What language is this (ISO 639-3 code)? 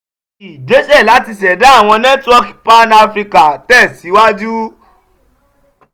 yor